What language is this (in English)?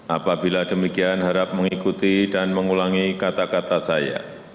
Indonesian